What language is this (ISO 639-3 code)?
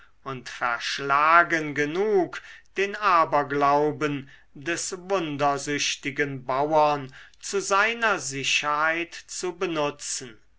deu